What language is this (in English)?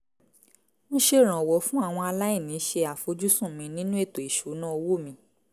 Yoruba